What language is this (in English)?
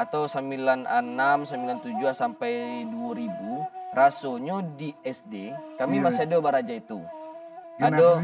Indonesian